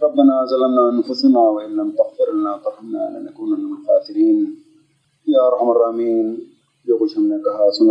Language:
Urdu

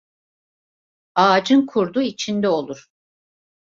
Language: Turkish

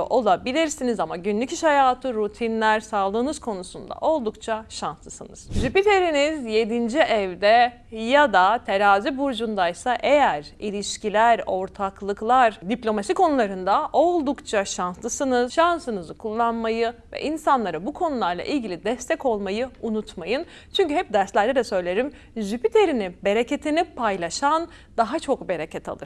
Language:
Turkish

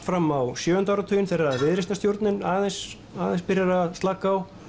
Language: Icelandic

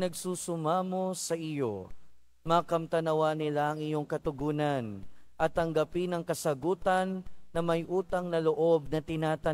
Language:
Filipino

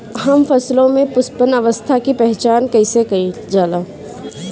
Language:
Bhojpuri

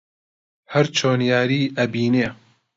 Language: Central Kurdish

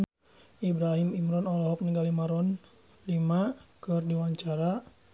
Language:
Sundanese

